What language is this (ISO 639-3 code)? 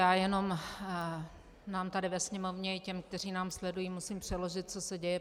ces